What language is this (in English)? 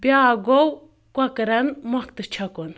Kashmiri